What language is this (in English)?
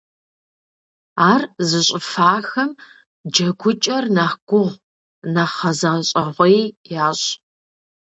Kabardian